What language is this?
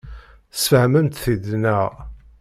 Kabyle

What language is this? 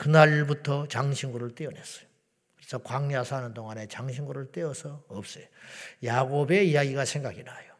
Korean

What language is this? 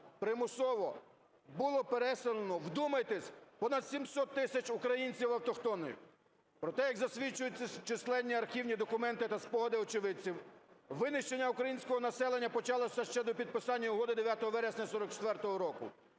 Ukrainian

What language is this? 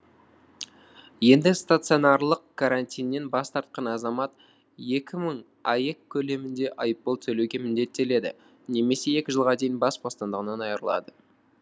Kazakh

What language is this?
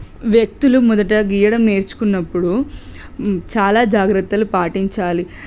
Telugu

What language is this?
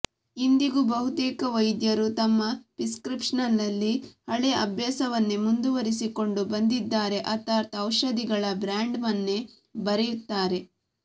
Kannada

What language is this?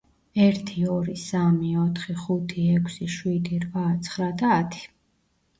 Georgian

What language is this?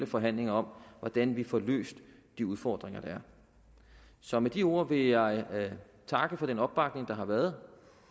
Danish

